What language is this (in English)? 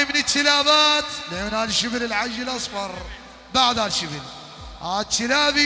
Arabic